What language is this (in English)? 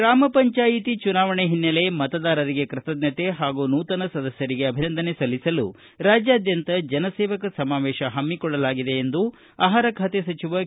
Kannada